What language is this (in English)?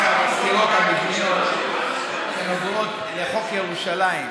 Hebrew